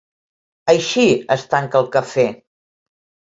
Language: Catalan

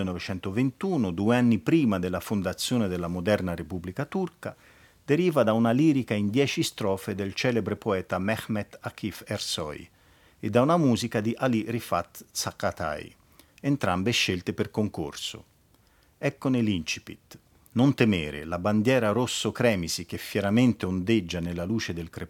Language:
Italian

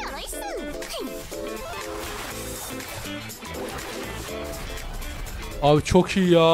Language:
Turkish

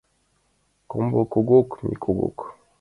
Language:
Mari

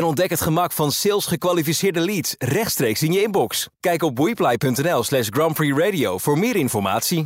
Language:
Dutch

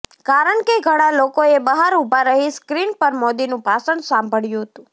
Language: Gujarati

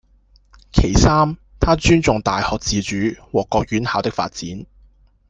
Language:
Cantonese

